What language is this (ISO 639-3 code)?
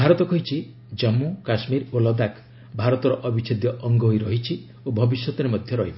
ori